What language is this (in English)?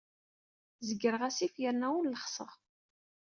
Kabyle